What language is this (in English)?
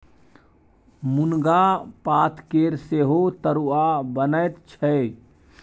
Maithili